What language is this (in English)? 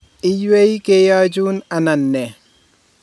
Kalenjin